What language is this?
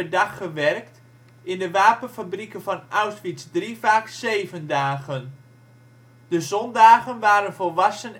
Dutch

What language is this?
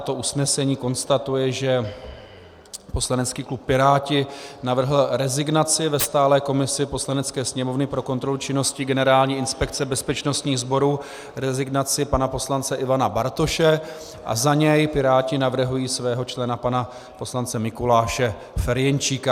Czech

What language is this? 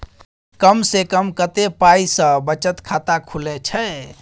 Maithili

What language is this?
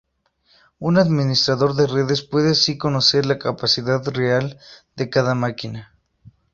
Spanish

